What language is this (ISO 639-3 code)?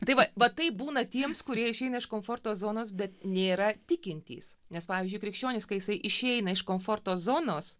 lit